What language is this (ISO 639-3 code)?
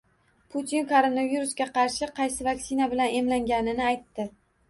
uzb